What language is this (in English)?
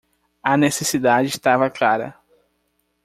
Portuguese